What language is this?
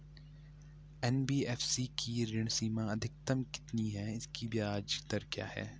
Hindi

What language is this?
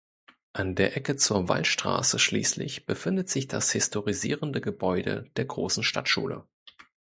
German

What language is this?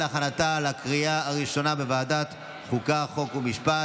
Hebrew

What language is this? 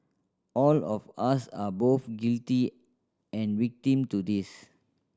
English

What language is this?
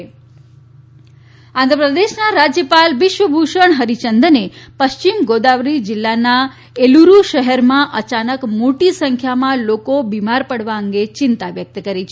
Gujarati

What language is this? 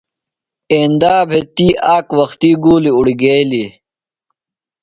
Phalura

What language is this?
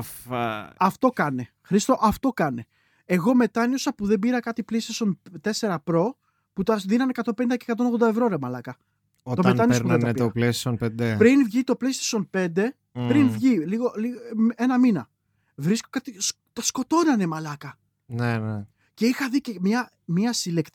Greek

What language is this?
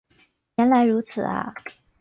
Chinese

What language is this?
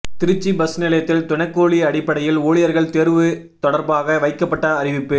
Tamil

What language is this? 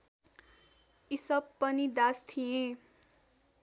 Nepali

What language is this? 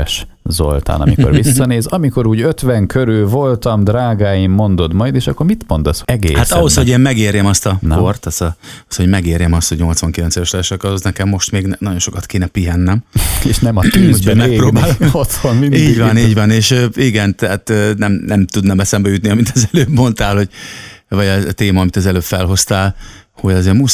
Hungarian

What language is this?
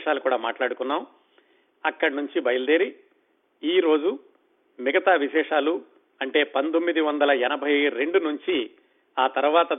Telugu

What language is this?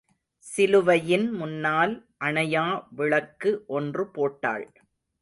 Tamil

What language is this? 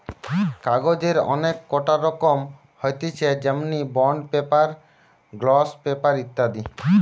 Bangla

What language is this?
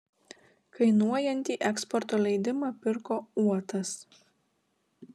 Lithuanian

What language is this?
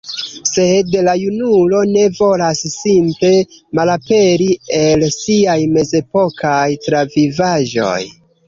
Esperanto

